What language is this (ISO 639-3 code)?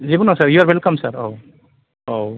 brx